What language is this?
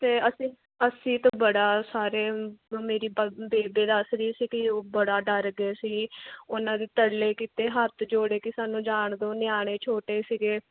Punjabi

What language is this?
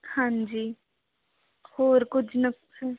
Punjabi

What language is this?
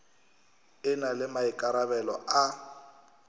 Northern Sotho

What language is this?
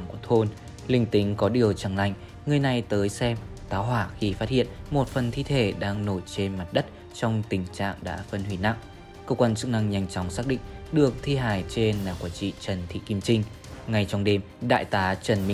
Vietnamese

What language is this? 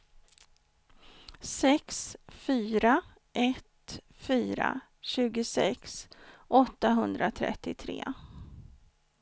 Swedish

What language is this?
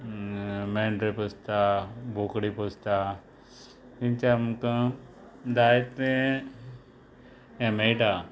Konkani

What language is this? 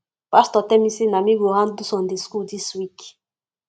Nigerian Pidgin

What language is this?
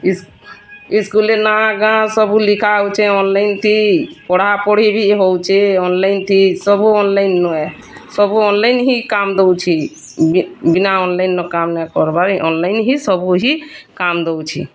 Odia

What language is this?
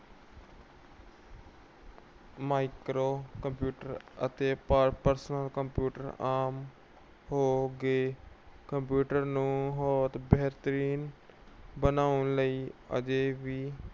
Punjabi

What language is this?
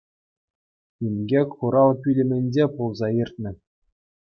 Chuvash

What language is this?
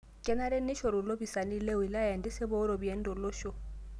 Masai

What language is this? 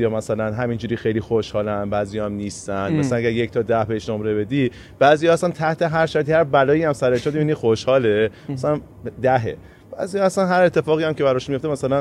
Persian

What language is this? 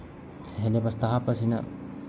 Manipuri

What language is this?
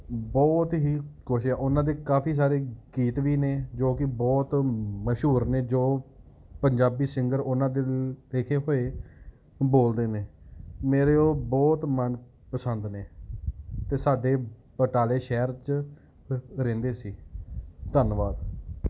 Punjabi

